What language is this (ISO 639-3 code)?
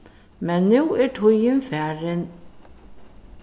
fao